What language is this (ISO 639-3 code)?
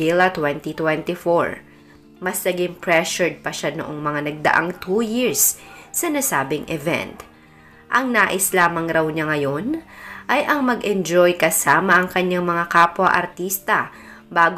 fil